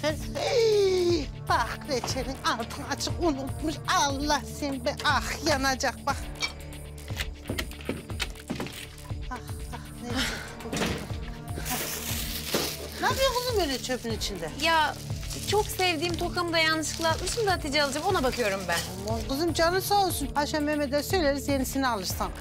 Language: Turkish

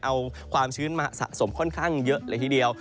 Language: Thai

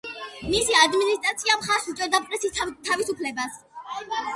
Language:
Georgian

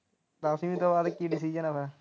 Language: Punjabi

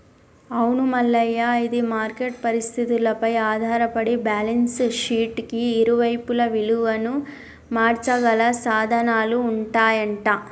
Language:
Telugu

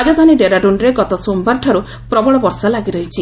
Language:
Odia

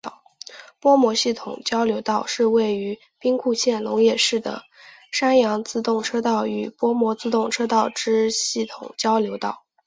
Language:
Chinese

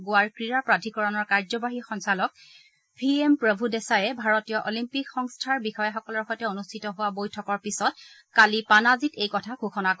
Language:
Assamese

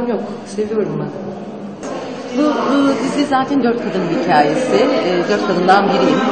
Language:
Turkish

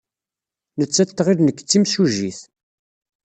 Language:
Kabyle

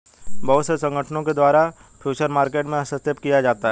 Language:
Hindi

